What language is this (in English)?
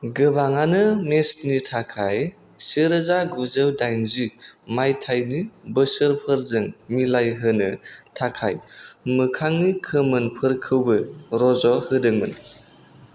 Bodo